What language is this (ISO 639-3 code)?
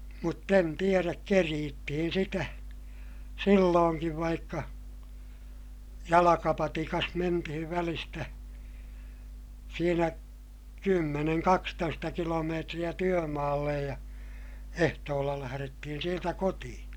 fin